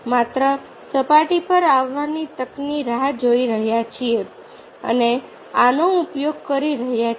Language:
Gujarati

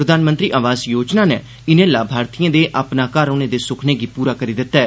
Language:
Dogri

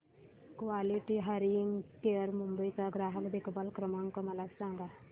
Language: Marathi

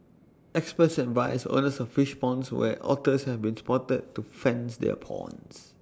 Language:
English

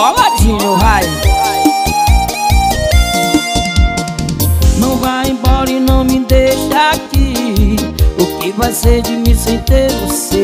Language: Portuguese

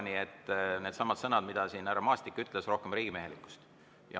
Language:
Estonian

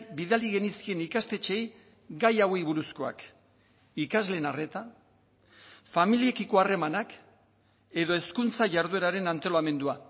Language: Basque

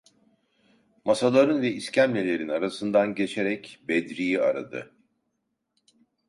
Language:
Turkish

